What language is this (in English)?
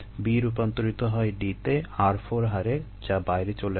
Bangla